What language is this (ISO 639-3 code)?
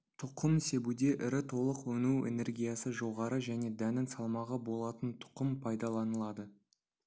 kaz